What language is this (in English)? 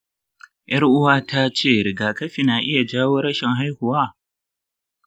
Hausa